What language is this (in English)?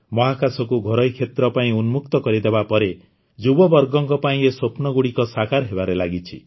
Odia